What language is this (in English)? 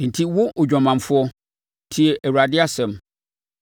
Akan